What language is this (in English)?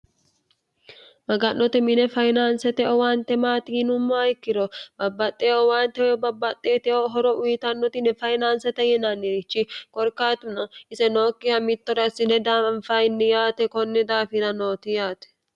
Sidamo